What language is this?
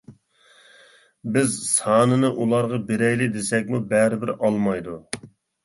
Uyghur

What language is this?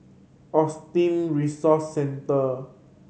English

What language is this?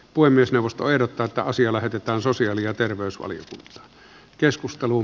Finnish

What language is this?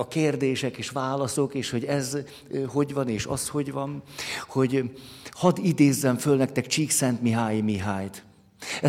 Hungarian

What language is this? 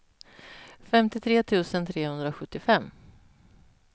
Swedish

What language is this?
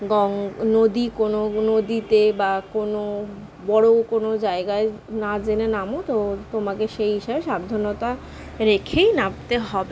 Bangla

